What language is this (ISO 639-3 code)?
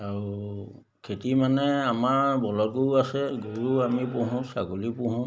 asm